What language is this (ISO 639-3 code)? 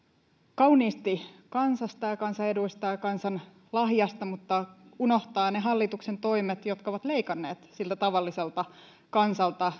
fin